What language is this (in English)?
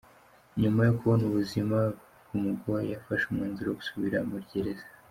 Kinyarwanda